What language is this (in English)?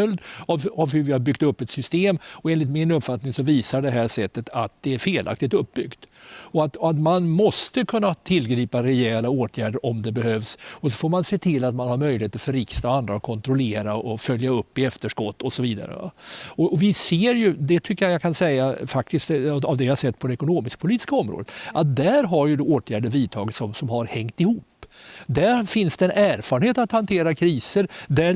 Swedish